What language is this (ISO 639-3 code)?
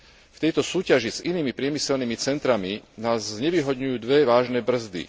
slk